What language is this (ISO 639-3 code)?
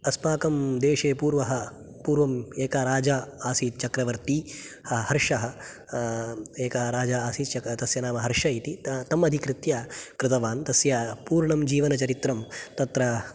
san